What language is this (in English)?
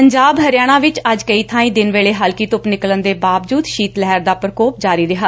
Punjabi